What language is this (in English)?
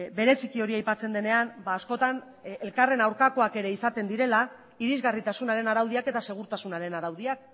Basque